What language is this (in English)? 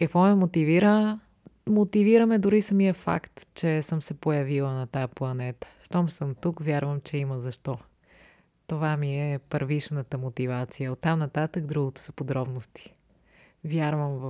Bulgarian